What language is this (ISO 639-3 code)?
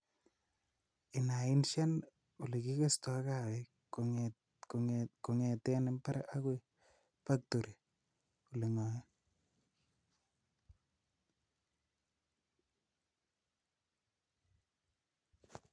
kln